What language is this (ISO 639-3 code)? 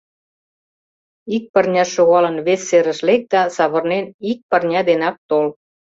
chm